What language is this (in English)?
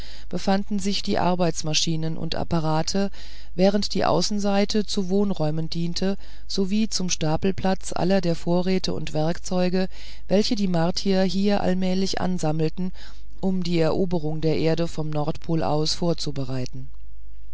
German